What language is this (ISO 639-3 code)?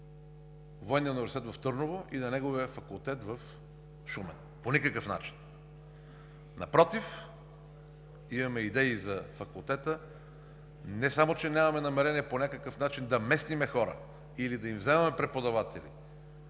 bul